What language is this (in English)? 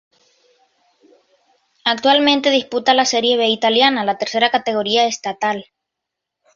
Spanish